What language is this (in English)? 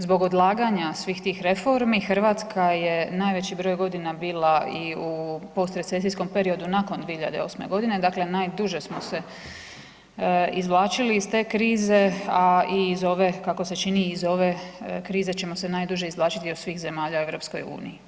Croatian